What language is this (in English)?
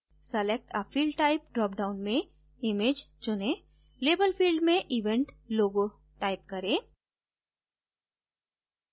Hindi